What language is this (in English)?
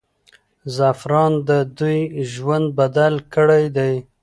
Pashto